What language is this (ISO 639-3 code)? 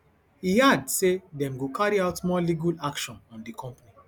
pcm